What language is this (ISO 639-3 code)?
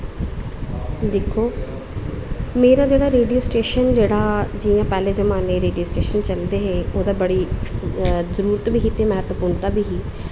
doi